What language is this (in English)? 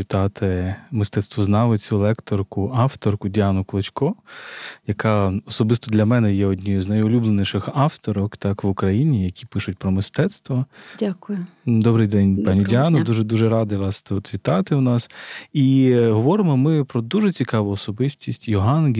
Ukrainian